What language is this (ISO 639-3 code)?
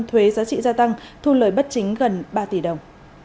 vie